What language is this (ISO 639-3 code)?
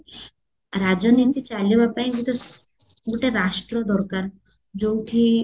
ori